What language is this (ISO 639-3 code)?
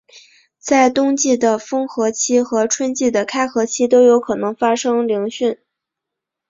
zho